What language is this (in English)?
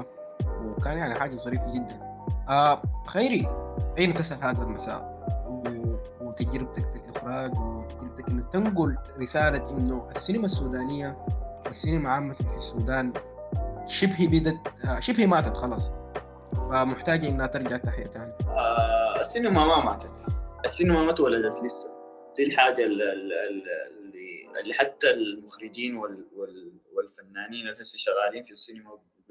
Arabic